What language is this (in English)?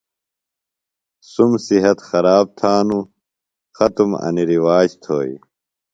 Phalura